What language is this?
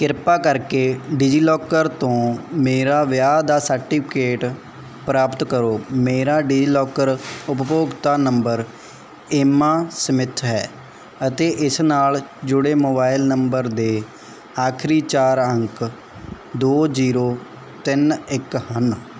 Punjabi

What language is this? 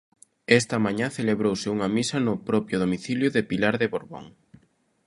Galician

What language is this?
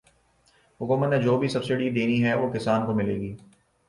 Urdu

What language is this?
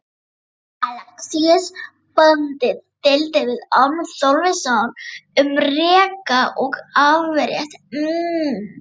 Icelandic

